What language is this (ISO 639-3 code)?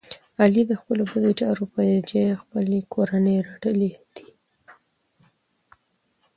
pus